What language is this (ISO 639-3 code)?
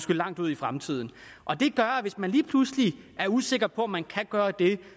dan